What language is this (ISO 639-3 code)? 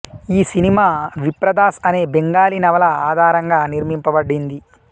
tel